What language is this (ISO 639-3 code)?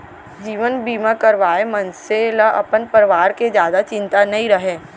hne